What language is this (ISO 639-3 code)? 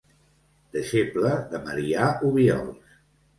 cat